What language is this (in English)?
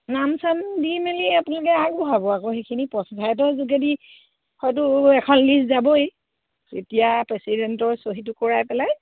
Assamese